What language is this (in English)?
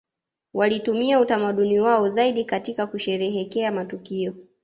Swahili